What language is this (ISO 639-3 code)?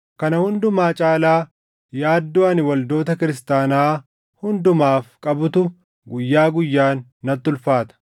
orm